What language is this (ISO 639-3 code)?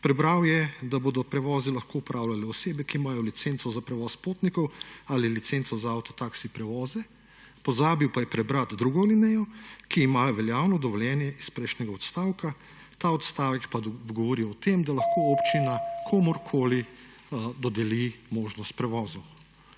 slv